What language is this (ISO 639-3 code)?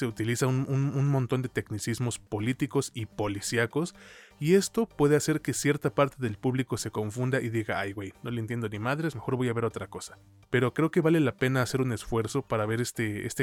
spa